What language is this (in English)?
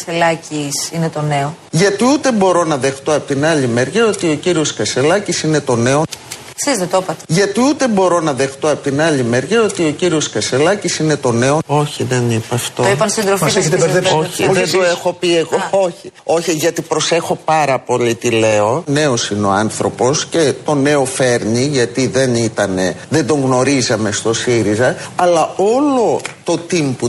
Greek